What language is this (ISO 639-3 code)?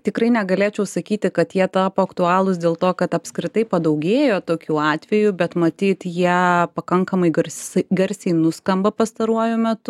lit